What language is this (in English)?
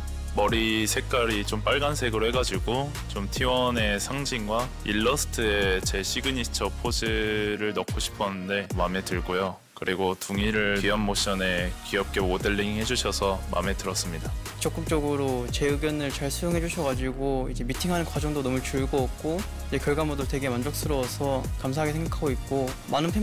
Korean